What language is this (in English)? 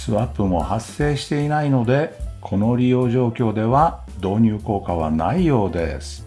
Japanese